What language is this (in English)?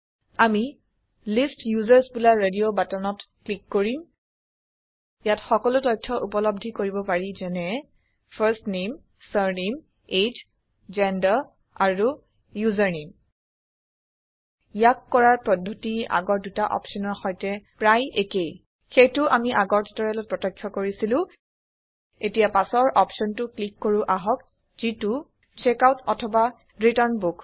Assamese